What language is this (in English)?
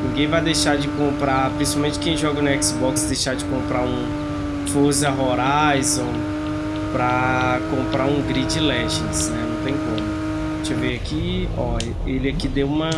Portuguese